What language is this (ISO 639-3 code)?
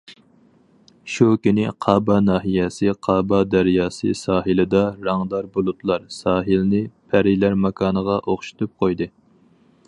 uig